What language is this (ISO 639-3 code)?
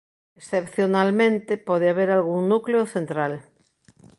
glg